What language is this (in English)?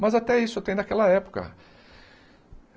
Portuguese